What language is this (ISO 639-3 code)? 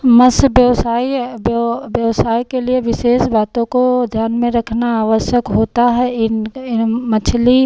hin